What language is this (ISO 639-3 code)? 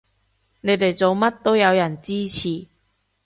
yue